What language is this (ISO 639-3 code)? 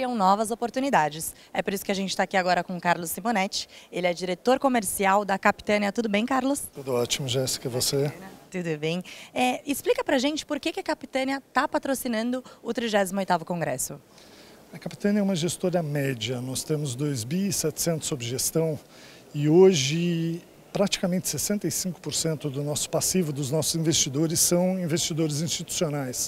por